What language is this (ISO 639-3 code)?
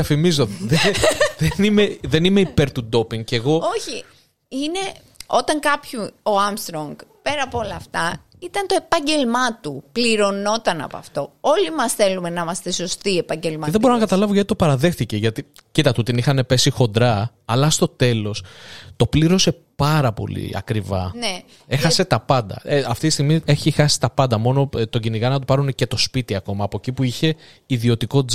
ell